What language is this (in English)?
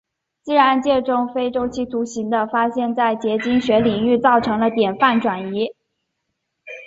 Chinese